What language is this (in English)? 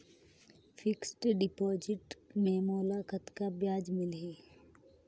Chhattisgarhi